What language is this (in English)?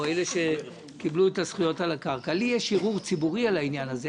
Hebrew